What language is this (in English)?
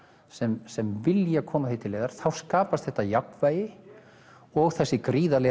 Icelandic